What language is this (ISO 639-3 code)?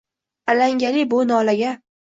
uzb